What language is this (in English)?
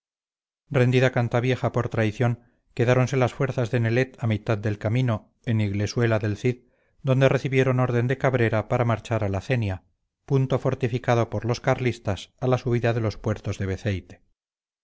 Spanish